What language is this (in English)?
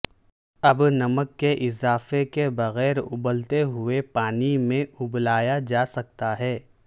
Urdu